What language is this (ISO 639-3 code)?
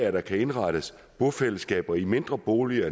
dan